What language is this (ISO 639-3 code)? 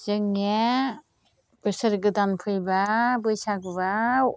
brx